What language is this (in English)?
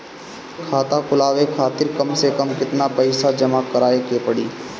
Bhojpuri